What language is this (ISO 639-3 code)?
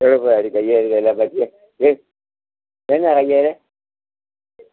mal